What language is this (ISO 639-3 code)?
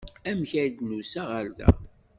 kab